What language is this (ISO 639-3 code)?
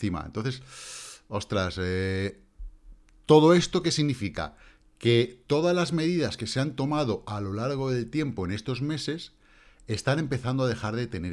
spa